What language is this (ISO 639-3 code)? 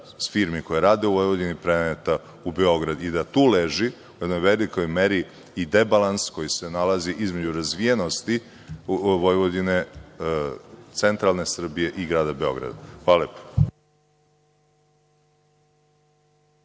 srp